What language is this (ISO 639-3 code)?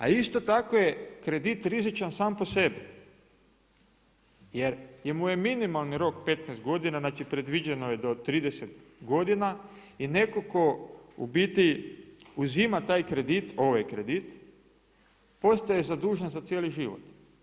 hrv